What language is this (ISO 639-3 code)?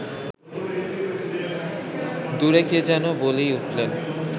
ben